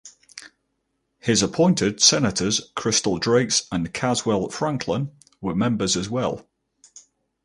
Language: English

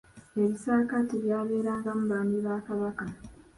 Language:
Ganda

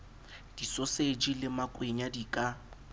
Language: Southern Sotho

